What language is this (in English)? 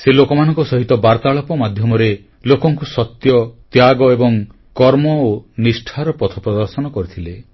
Odia